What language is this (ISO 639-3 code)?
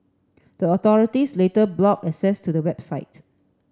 eng